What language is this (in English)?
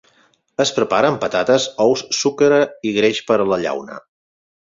Catalan